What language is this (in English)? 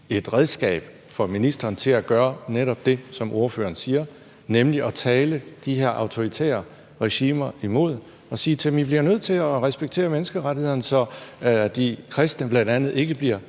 Danish